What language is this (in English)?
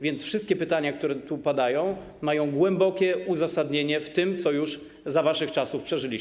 Polish